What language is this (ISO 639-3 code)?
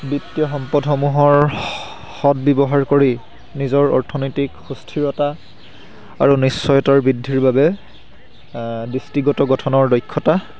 asm